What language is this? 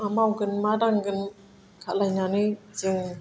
Bodo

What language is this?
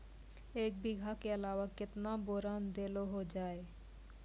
Maithili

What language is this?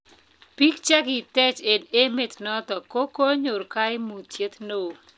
Kalenjin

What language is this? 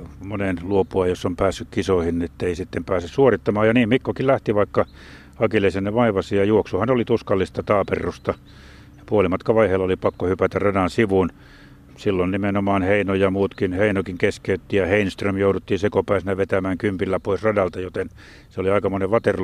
Finnish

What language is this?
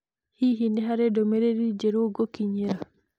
Kikuyu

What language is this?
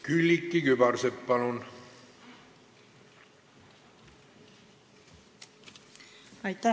Estonian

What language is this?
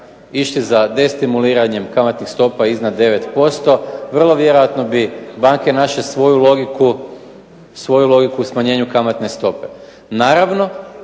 Croatian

